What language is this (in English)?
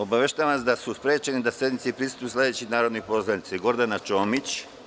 Serbian